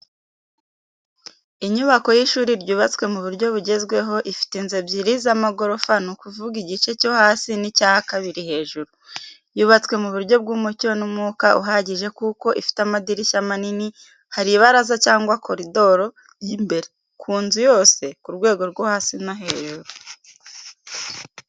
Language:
Kinyarwanda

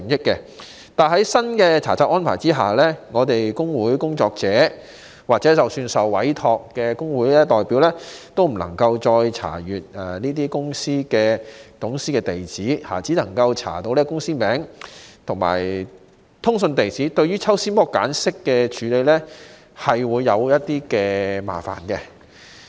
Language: Cantonese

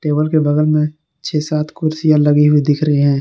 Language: Hindi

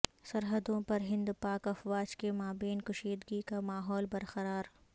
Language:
Urdu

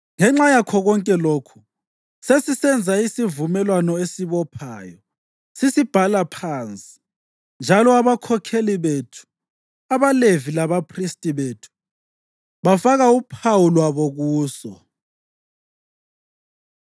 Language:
North Ndebele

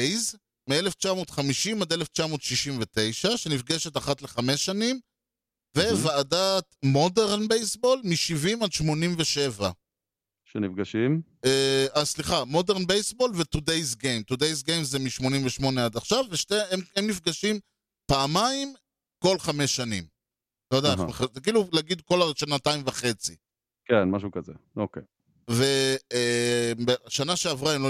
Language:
Hebrew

